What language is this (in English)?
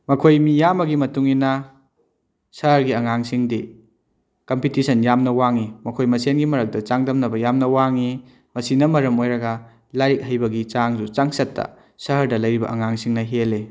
Manipuri